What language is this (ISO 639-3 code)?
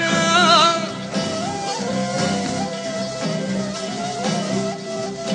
tur